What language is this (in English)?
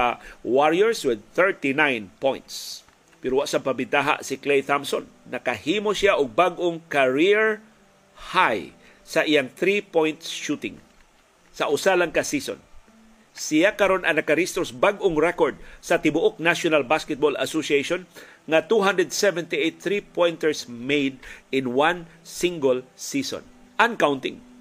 Filipino